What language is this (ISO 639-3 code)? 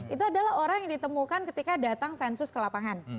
ind